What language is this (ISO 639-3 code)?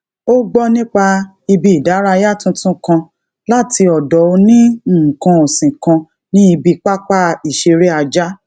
yor